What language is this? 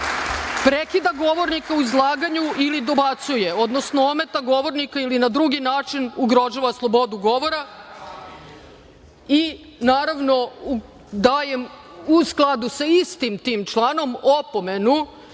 Serbian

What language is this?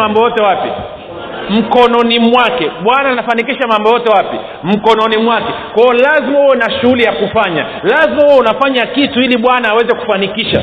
Swahili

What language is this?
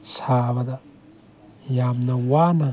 Manipuri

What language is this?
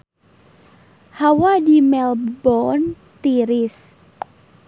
Sundanese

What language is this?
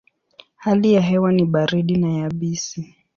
Swahili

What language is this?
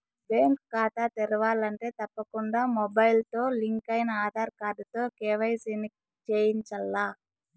Telugu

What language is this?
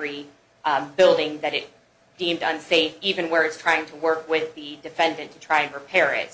English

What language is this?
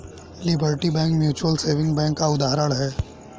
Hindi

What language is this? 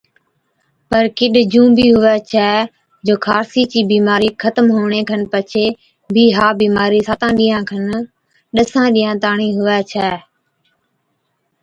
Od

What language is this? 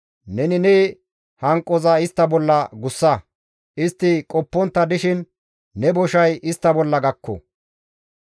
Gamo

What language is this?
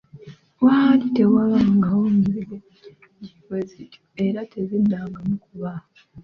Ganda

